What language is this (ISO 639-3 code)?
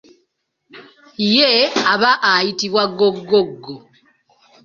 lug